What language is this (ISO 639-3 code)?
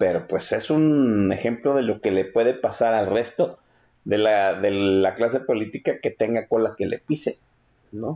spa